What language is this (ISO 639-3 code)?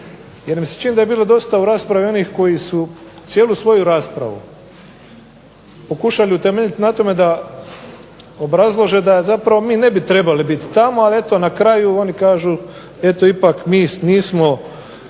hrv